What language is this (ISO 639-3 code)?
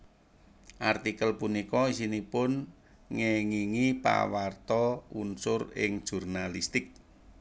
jav